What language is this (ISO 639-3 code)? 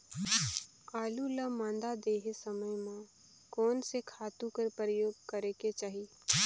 hne